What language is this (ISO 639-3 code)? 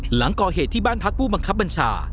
tha